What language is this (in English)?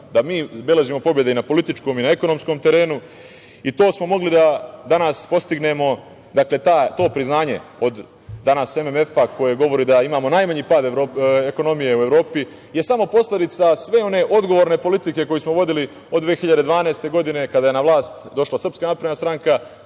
Serbian